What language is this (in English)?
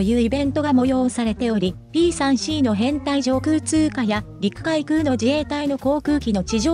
Japanese